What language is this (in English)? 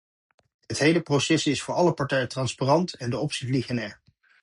Dutch